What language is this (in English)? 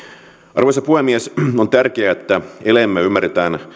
Finnish